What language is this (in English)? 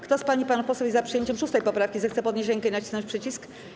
Polish